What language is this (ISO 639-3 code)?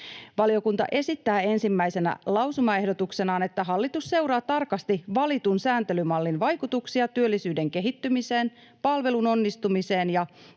fin